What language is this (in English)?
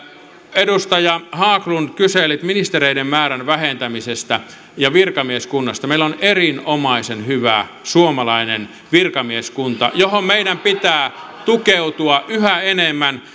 Finnish